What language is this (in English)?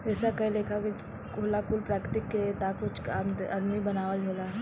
Bhojpuri